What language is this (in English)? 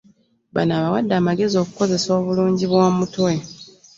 Ganda